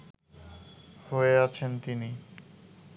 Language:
Bangla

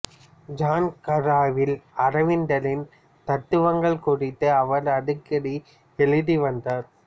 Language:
Tamil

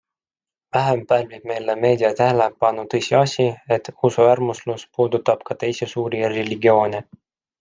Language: Estonian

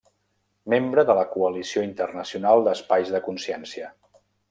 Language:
Catalan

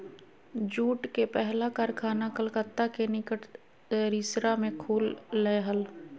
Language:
Magahi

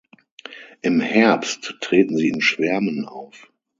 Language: German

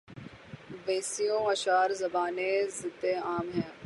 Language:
Urdu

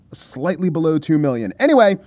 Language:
English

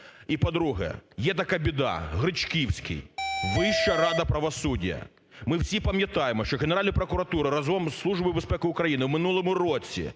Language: Ukrainian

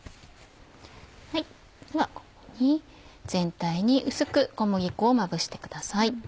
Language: Japanese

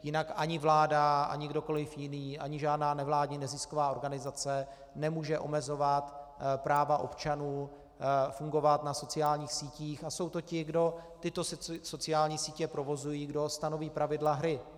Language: Czech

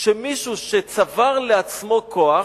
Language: Hebrew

